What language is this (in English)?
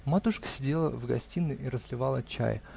Russian